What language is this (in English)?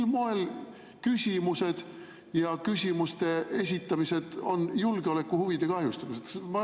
Estonian